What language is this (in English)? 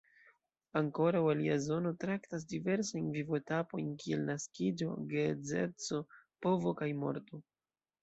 Esperanto